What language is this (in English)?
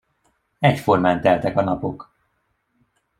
Hungarian